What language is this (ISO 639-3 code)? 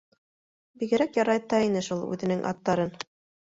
bak